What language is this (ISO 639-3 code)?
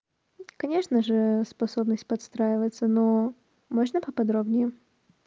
rus